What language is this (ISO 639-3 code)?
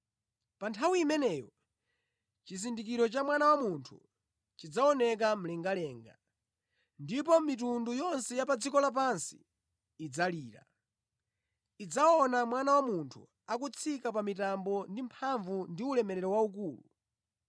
nya